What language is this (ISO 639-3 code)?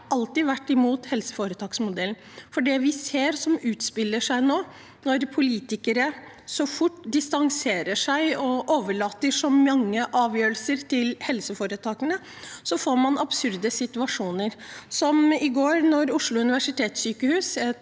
nor